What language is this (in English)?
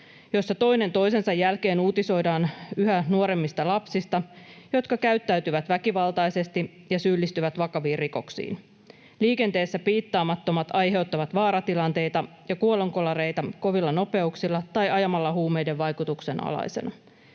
Finnish